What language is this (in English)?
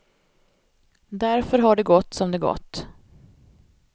Swedish